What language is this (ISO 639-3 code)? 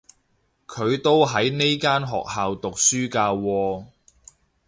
yue